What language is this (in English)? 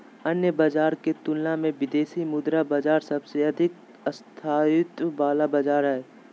Magahi